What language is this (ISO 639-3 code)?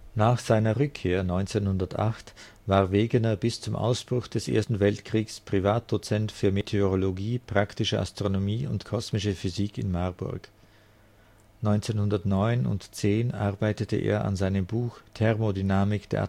deu